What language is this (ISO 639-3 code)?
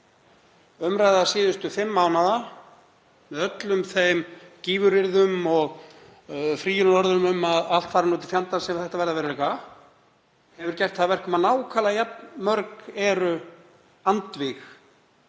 isl